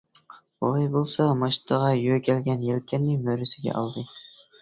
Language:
Uyghur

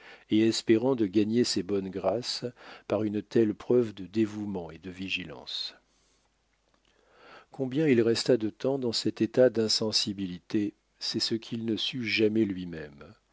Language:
French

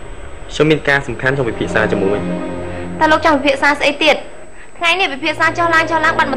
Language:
Vietnamese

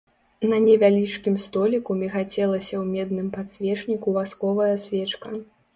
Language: Belarusian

